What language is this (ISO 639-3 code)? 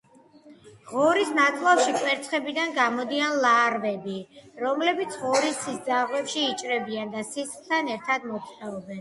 kat